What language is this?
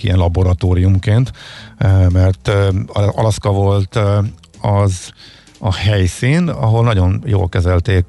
Hungarian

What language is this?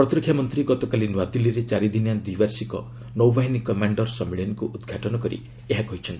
Odia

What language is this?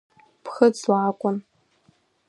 Abkhazian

